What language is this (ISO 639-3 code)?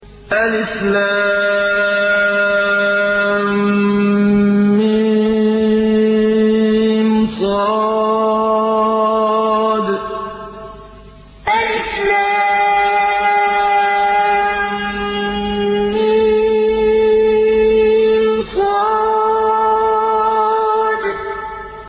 ara